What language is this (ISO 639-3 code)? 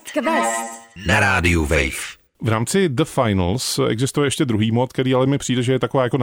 ces